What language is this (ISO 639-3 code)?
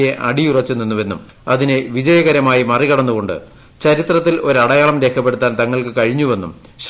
mal